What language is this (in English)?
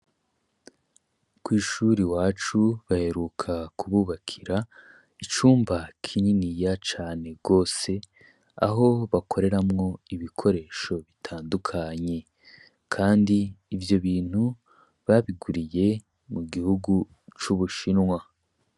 Rundi